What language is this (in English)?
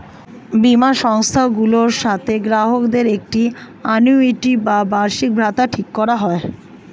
Bangla